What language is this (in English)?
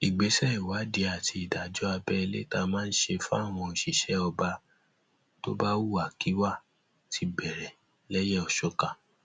Yoruba